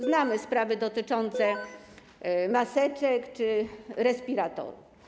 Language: Polish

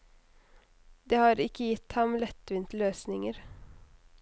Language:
Norwegian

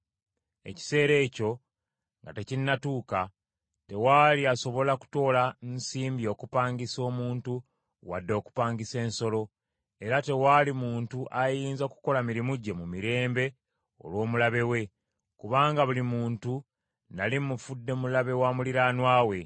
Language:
Ganda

